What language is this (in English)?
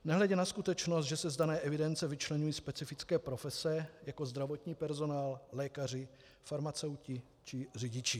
Czech